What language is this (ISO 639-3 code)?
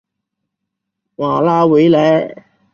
zho